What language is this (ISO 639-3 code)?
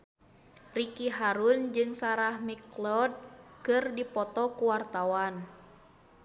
sun